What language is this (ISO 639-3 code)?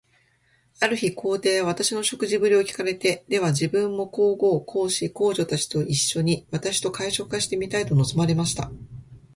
jpn